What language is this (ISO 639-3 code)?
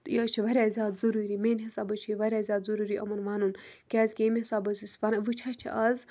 kas